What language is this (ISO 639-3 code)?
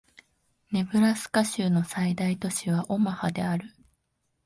jpn